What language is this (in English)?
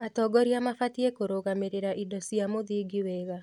Kikuyu